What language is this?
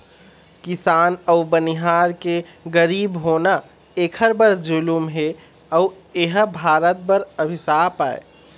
Chhattisgarhi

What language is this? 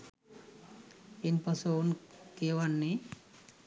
Sinhala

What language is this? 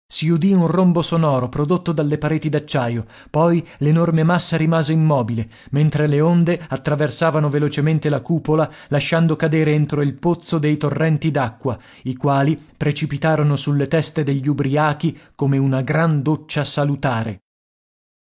Italian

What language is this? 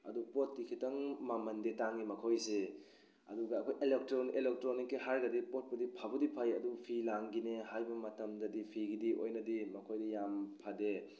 Manipuri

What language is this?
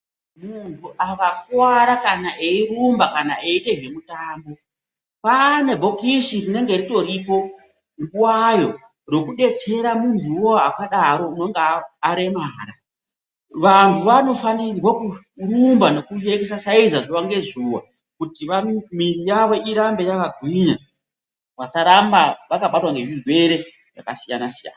Ndau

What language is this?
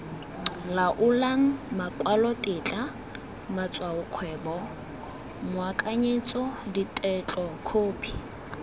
Tswana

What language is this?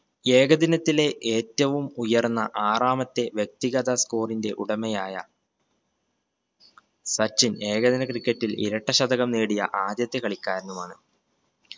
Malayalam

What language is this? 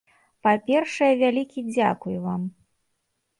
Belarusian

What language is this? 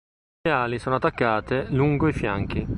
Italian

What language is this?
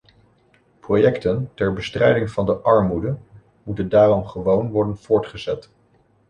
Dutch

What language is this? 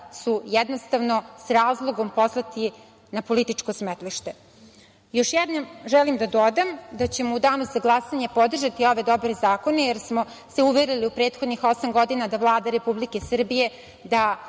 Serbian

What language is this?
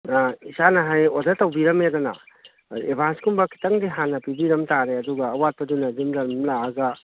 Manipuri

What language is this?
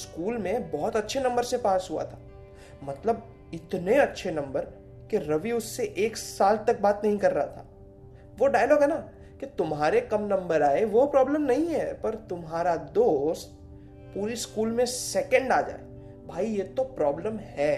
Hindi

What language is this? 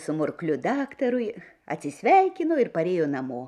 Lithuanian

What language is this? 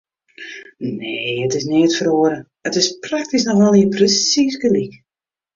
Western Frisian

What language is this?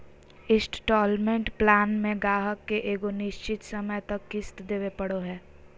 Magahi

